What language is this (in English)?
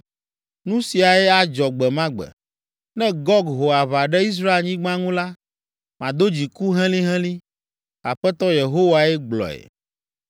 Ewe